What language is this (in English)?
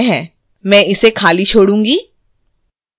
Hindi